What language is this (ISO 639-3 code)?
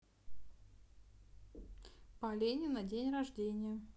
rus